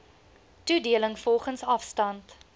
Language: Afrikaans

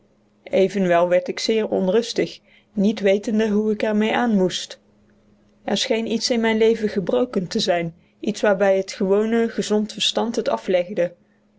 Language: Dutch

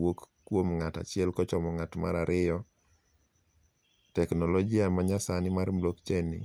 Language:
Luo (Kenya and Tanzania)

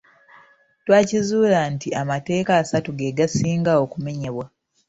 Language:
Ganda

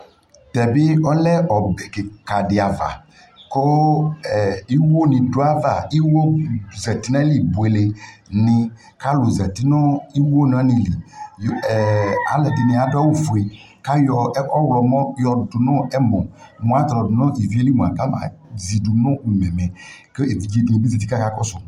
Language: Ikposo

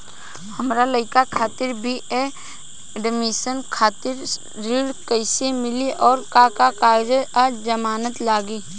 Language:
Bhojpuri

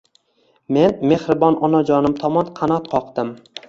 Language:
Uzbek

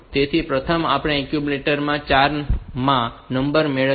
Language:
Gujarati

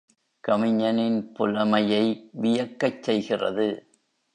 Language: Tamil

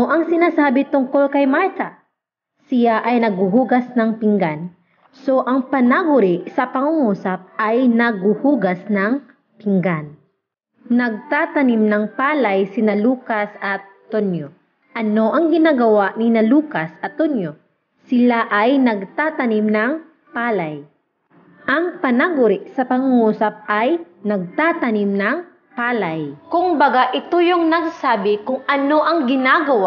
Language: Filipino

